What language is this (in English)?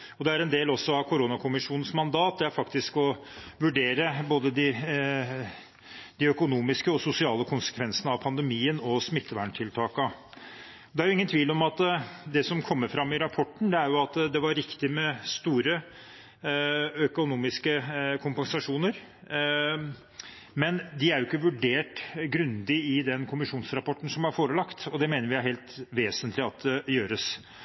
Norwegian Bokmål